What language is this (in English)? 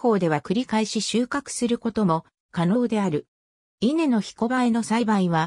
Japanese